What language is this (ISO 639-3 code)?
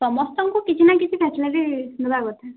ori